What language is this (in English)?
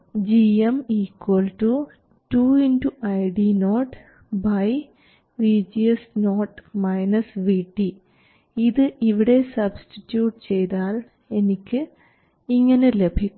Malayalam